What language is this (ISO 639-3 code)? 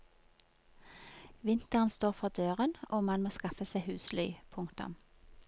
nor